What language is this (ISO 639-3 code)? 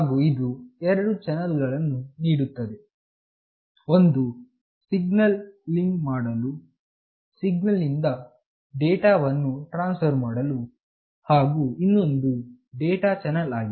kan